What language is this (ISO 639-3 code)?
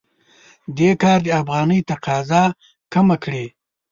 pus